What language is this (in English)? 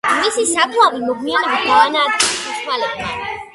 Georgian